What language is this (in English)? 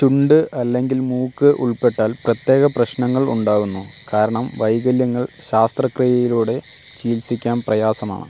Malayalam